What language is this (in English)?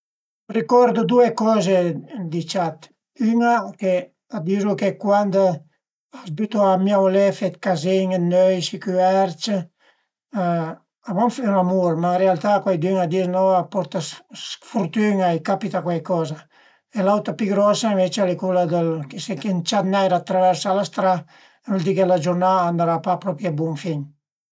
Piedmontese